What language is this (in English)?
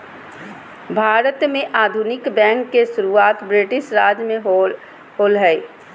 Magahi